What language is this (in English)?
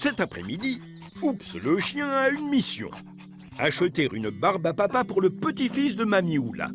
French